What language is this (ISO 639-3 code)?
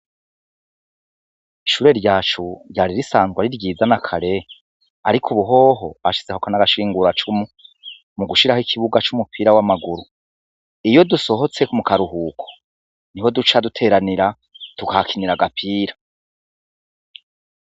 run